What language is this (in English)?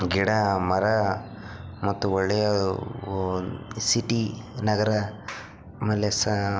Kannada